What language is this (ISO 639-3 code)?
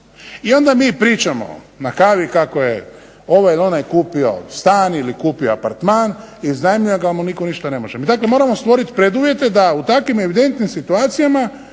hrv